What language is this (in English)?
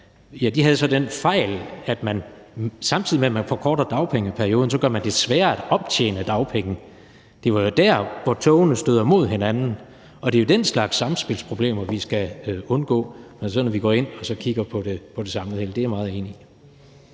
Danish